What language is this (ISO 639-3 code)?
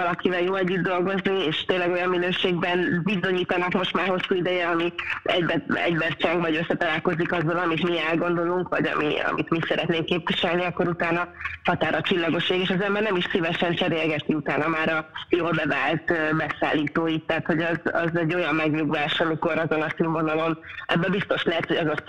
hun